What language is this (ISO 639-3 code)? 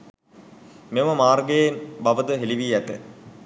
sin